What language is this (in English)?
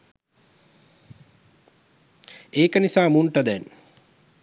Sinhala